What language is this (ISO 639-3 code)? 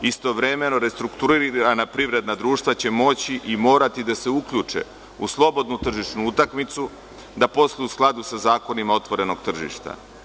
srp